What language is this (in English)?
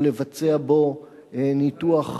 Hebrew